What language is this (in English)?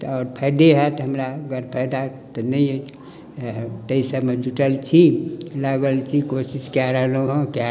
Maithili